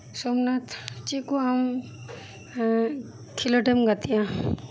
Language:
Santali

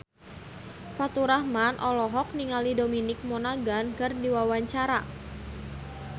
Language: Sundanese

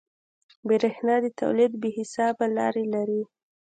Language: Pashto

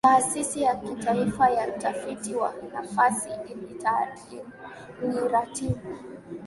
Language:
Swahili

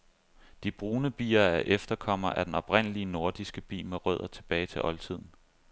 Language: Danish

